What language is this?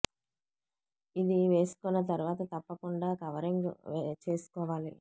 Telugu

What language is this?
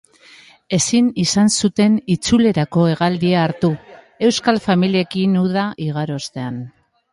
Basque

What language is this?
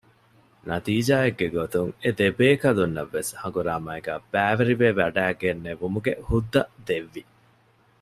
Divehi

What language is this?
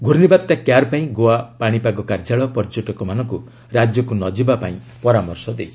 Odia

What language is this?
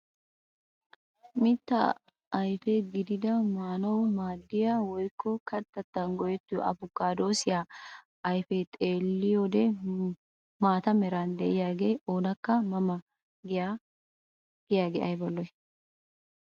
Wolaytta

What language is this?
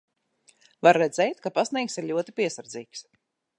Latvian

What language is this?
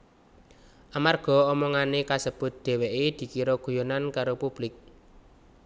Javanese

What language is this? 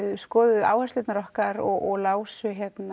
Icelandic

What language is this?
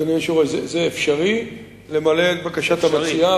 Hebrew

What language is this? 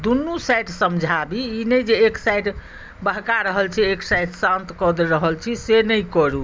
Maithili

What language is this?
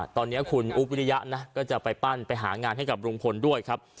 Thai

